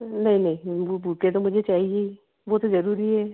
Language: Hindi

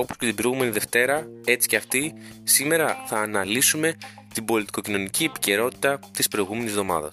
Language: Greek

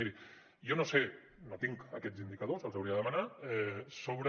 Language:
Catalan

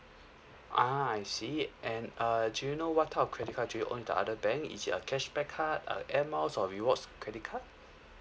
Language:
English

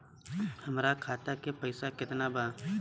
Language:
Bhojpuri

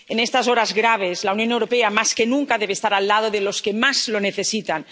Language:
Spanish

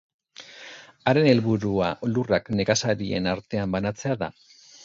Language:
Basque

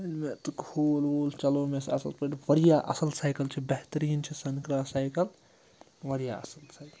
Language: Kashmiri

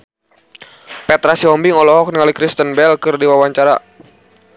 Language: Sundanese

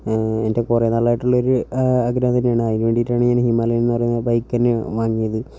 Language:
Malayalam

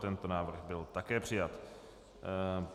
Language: Czech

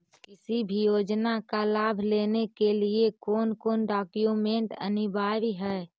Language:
Magahi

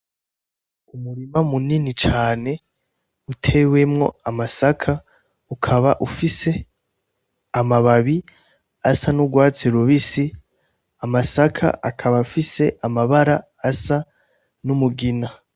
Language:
Rundi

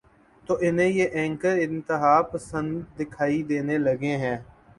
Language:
Urdu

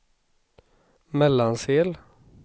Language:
Swedish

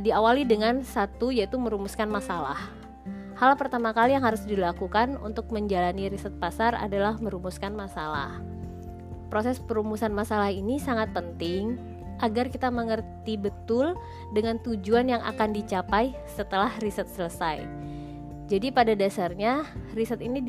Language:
Indonesian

